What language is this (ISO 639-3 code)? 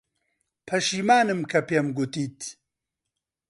ckb